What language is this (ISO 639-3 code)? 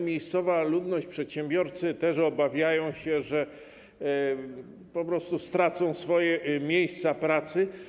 pol